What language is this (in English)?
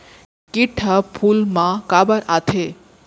Chhattisgarhi